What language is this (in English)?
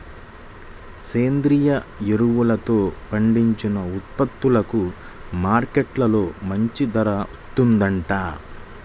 Telugu